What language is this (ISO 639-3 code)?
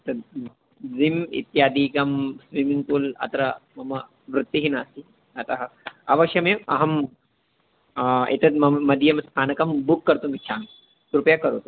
san